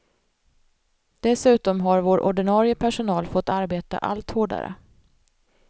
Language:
Swedish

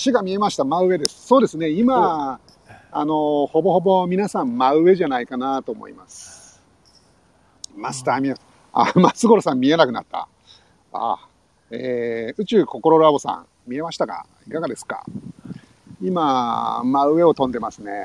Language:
Japanese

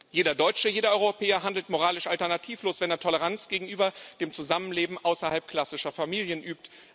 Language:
German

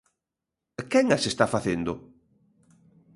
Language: Galician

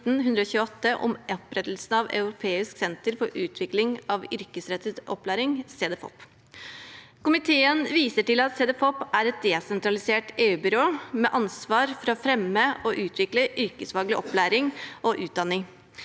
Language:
Norwegian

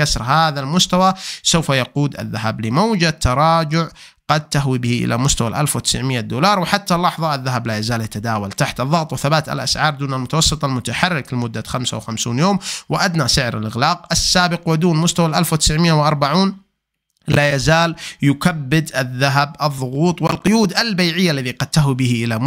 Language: Arabic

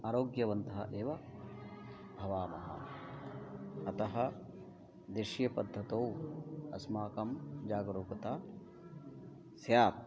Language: Sanskrit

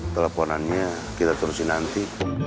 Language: Indonesian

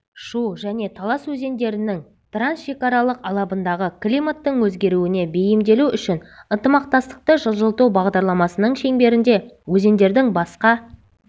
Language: Kazakh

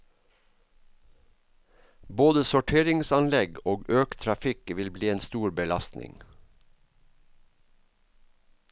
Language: Norwegian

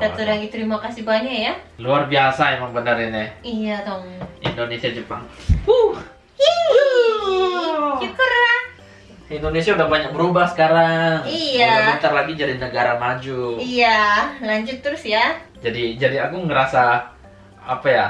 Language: Indonesian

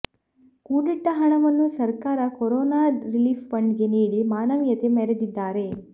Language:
Kannada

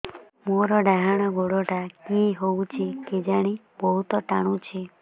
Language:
Odia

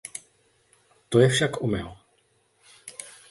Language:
Czech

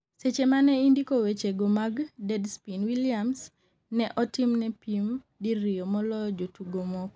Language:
Luo (Kenya and Tanzania)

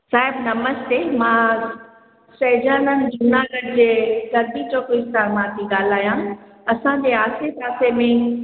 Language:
Sindhi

